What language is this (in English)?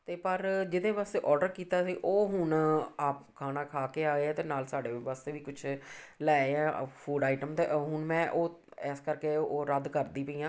Punjabi